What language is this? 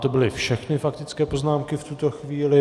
Czech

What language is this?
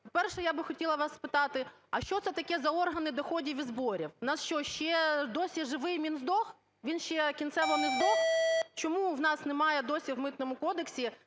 Ukrainian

